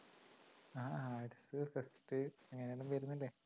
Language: Malayalam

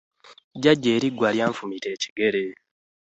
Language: Ganda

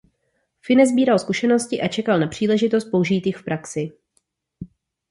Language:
Czech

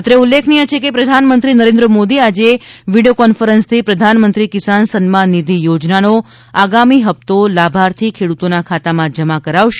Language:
Gujarati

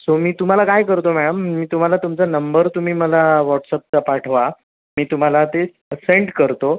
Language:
Marathi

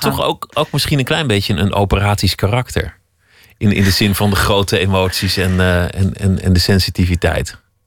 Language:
Dutch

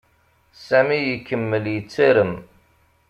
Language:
Kabyle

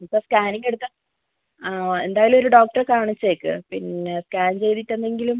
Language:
Malayalam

